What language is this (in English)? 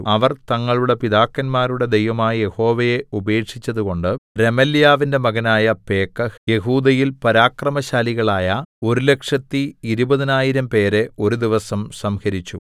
Malayalam